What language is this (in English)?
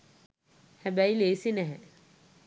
Sinhala